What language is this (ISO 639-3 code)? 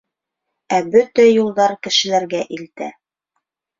bak